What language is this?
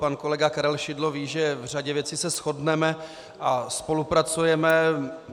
Czech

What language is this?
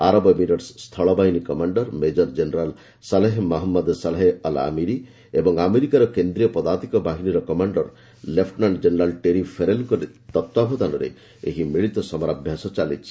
Odia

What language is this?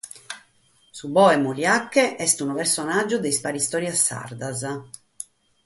Sardinian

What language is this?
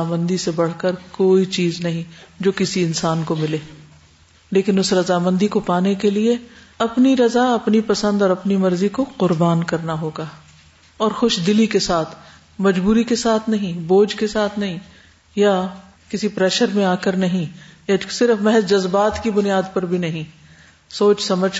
Urdu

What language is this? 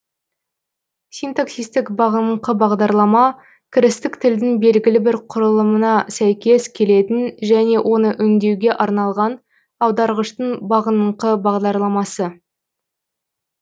Kazakh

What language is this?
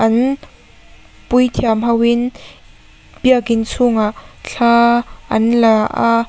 Mizo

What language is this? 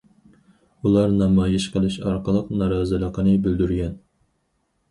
Uyghur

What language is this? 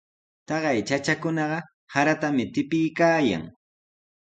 Sihuas Ancash Quechua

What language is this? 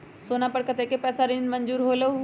Magahi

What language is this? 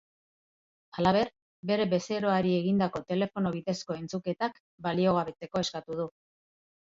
Basque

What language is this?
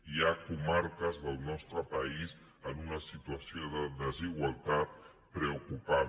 Catalan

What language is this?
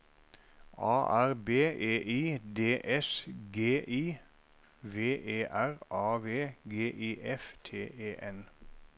Norwegian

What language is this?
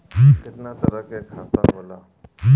Bhojpuri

